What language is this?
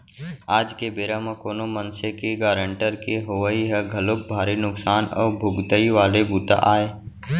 Chhattisgarhi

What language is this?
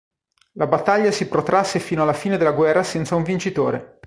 Italian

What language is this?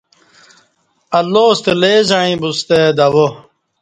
Kati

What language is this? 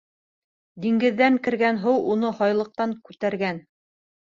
Bashkir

